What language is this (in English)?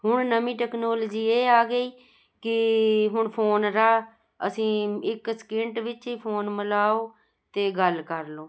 Punjabi